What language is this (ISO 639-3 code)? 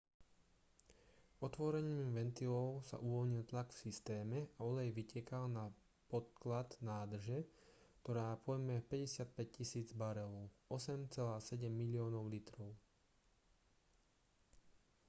slk